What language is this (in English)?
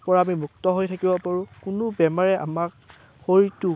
Assamese